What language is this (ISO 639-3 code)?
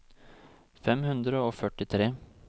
nor